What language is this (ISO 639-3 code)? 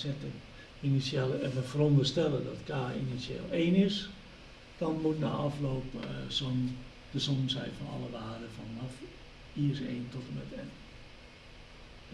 nld